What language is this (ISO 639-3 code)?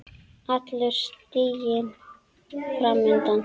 isl